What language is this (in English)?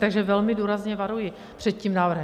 Czech